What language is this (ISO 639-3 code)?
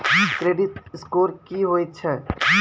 mai